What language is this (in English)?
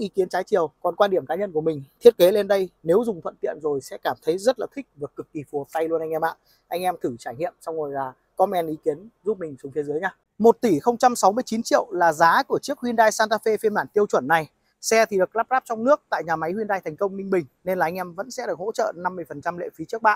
Vietnamese